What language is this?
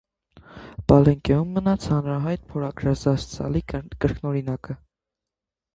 Armenian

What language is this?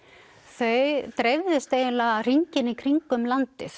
Icelandic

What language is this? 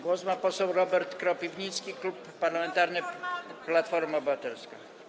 Polish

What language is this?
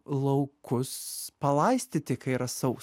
Lithuanian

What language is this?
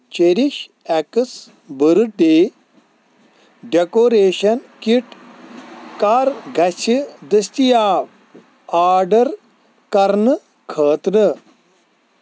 Kashmiri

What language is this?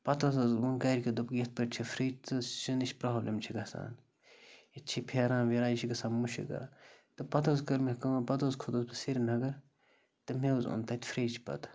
Kashmiri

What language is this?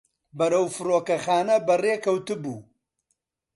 Central Kurdish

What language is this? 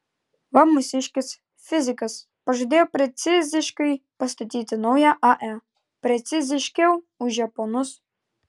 Lithuanian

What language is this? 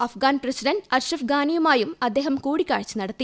Malayalam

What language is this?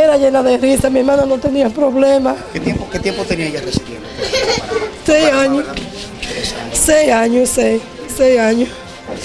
Spanish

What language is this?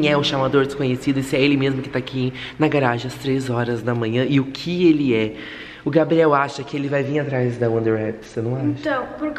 Portuguese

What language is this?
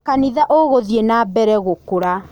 Kikuyu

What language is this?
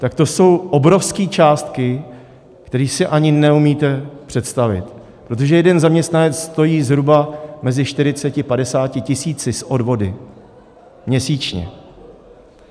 Czech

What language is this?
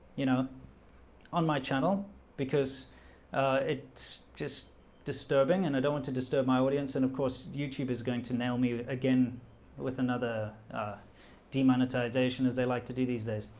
English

